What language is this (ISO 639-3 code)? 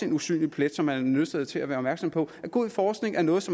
dan